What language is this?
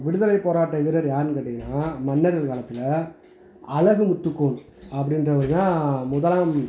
Tamil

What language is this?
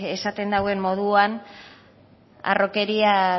Basque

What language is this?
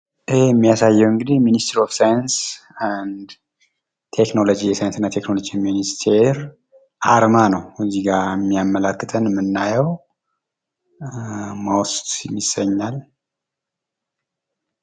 Amharic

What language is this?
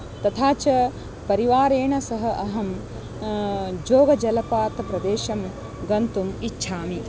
Sanskrit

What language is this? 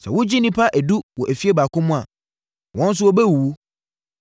Akan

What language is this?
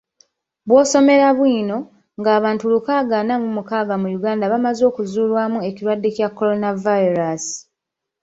Ganda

